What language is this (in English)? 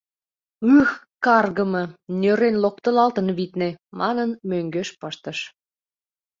Mari